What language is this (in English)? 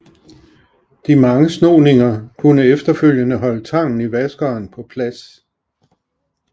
Danish